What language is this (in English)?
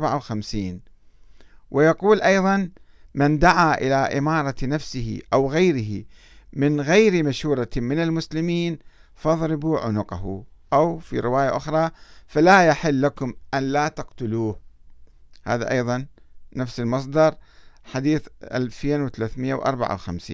Arabic